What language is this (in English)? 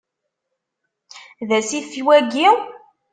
Kabyle